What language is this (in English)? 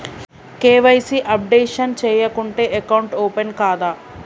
Telugu